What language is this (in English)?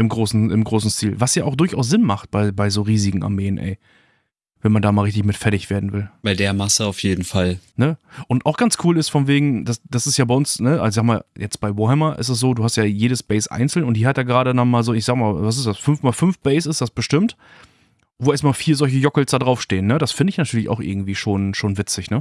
German